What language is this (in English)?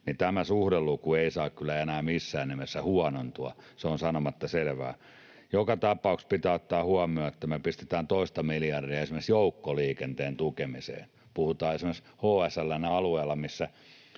Finnish